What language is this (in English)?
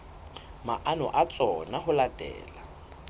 Southern Sotho